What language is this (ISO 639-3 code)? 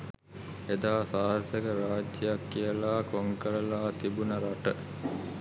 sin